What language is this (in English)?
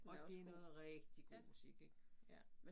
Danish